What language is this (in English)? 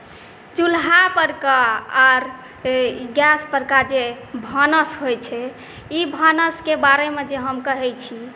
Maithili